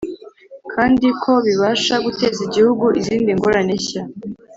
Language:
Kinyarwanda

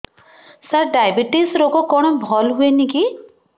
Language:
Odia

